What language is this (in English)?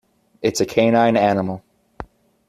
English